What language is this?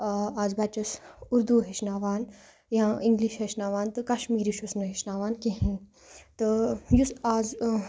Kashmiri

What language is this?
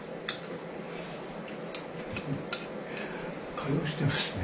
Japanese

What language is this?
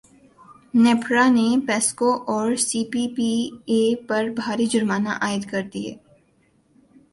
Urdu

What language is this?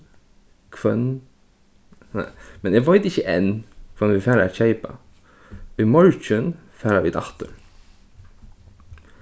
Faroese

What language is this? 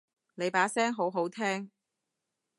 Cantonese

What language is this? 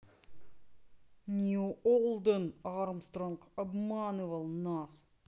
Russian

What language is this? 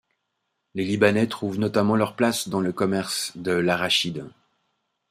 French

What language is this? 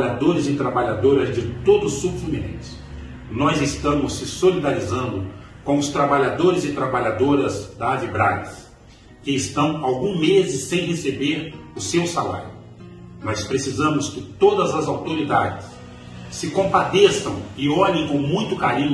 Portuguese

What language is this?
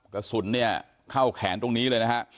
Thai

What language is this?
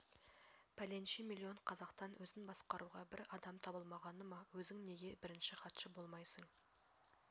Kazakh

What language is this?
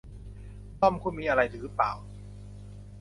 Thai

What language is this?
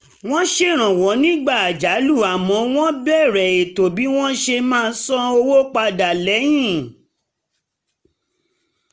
Yoruba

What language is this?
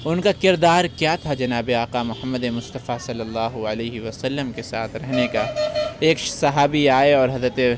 Urdu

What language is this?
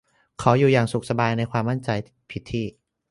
Thai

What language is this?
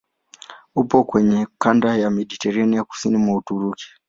Swahili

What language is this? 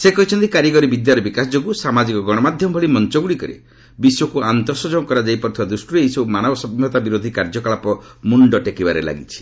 Odia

